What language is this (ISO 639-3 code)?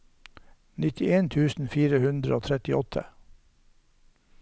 nor